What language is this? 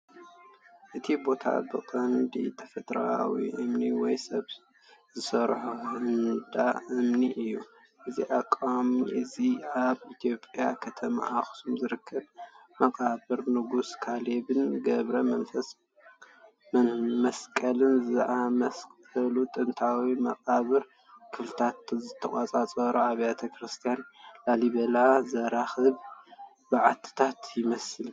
Tigrinya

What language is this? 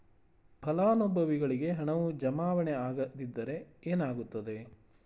Kannada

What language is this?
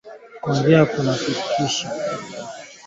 Swahili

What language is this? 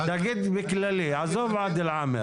Hebrew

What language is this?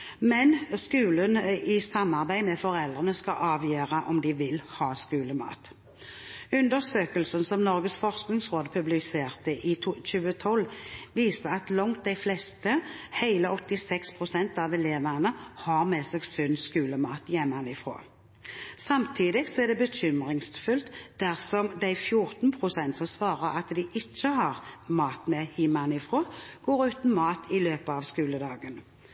Norwegian Bokmål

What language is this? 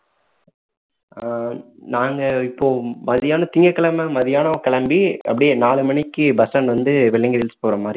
Tamil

